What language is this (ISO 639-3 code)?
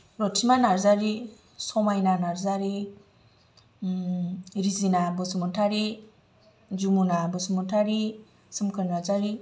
brx